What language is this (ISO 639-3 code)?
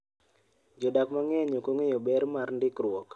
luo